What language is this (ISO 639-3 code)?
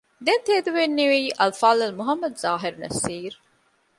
div